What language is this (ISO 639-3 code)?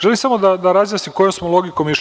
srp